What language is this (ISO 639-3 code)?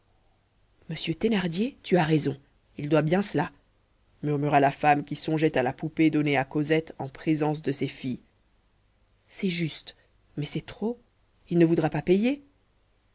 fra